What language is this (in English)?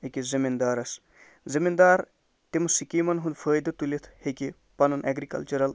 Kashmiri